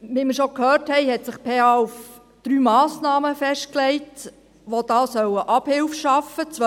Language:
Swiss German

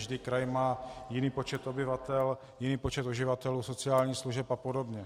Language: Czech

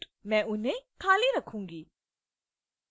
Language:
Hindi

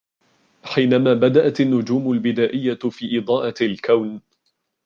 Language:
Arabic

